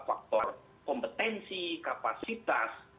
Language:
Indonesian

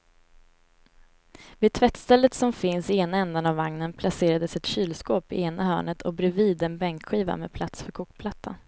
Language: Swedish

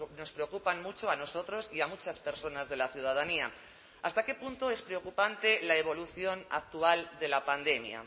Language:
Spanish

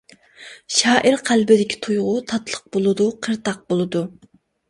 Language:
Uyghur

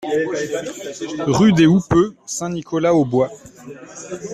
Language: French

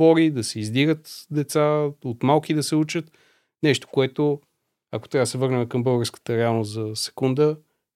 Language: Bulgarian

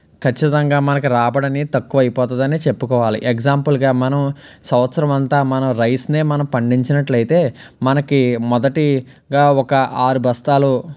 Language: Telugu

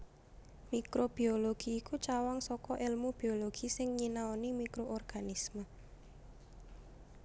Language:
Javanese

